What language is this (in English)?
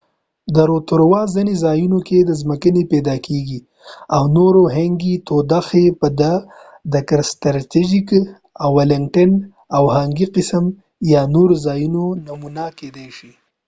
Pashto